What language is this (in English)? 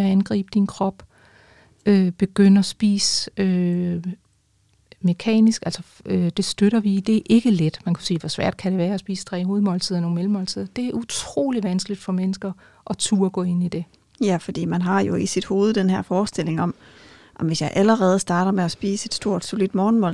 Danish